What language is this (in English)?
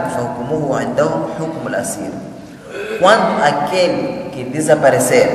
Portuguese